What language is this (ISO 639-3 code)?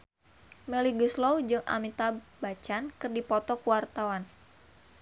sun